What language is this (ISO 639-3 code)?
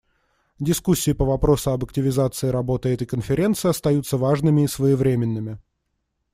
rus